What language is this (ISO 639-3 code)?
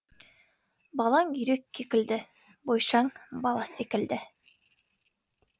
kaz